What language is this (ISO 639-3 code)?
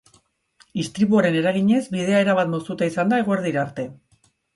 eus